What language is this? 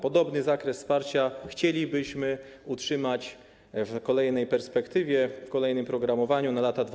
Polish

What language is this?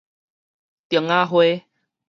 Min Nan Chinese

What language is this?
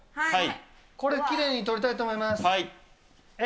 Japanese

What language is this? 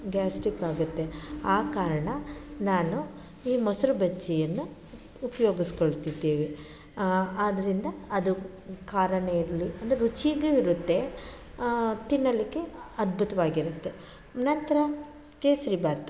Kannada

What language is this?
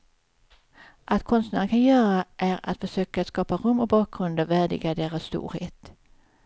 Swedish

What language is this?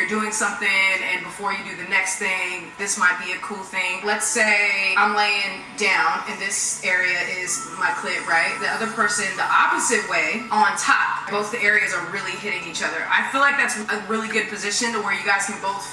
English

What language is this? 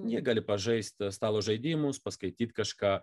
Lithuanian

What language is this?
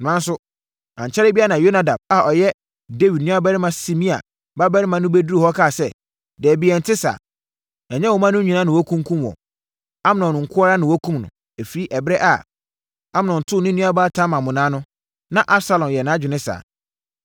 Akan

